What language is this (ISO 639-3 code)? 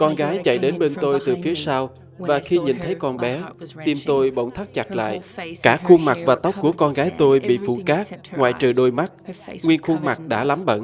vie